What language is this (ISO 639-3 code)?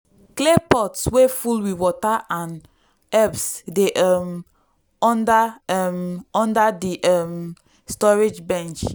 pcm